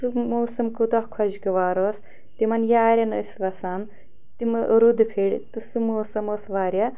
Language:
Kashmiri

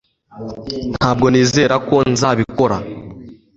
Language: Kinyarwanda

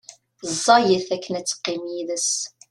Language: Kabyle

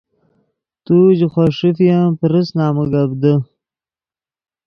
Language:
Yidgha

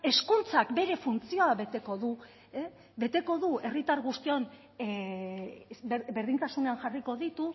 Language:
Basque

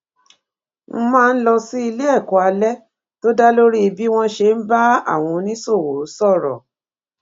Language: Yoruba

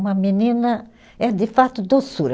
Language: Portuguese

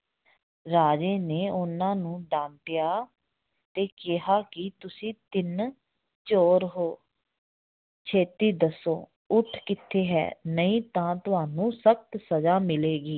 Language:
Punjabi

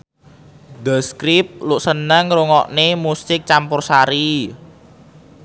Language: Javanese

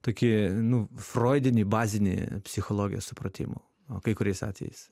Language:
Lithuanian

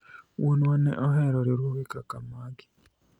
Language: Luo (Kenya and Tanzania)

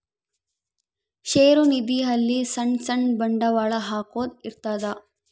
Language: Kannada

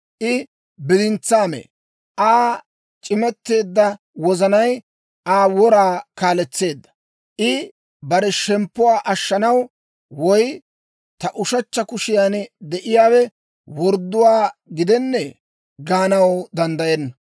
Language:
Dawro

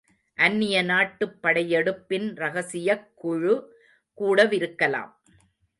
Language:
Tamil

